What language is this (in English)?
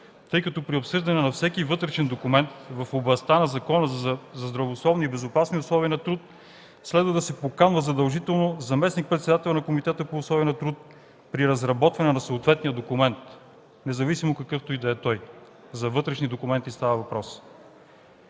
Bulgarian